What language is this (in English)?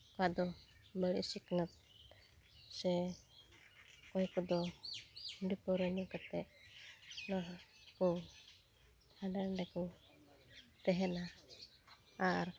Santali